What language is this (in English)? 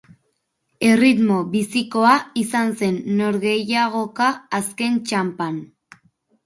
Basque